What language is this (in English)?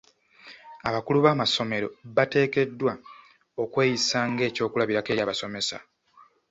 Ganda